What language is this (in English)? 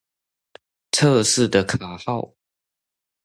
Chinese